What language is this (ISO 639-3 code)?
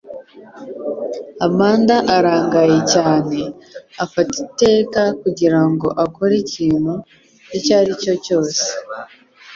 kin